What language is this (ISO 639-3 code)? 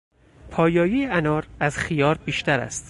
fas